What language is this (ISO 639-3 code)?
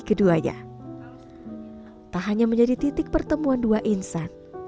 ind